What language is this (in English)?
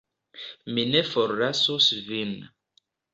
Esperanto